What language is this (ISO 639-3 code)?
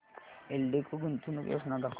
mar